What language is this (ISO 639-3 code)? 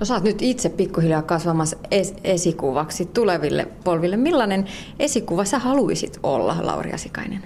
fin